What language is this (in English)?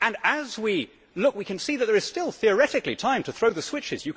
English